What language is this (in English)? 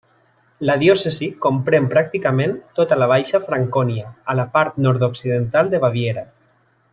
Catalan